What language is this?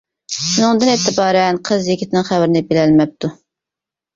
Uyghur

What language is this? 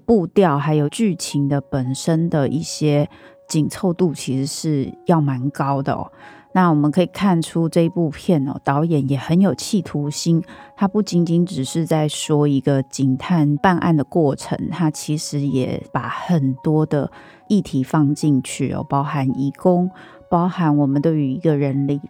Chinese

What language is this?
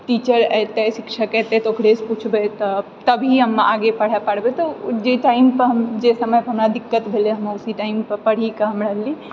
Maithili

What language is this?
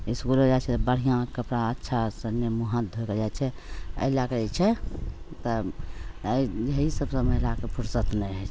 Maithili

